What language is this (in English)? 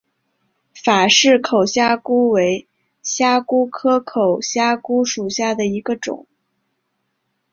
Chinese